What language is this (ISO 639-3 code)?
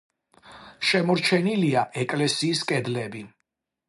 kat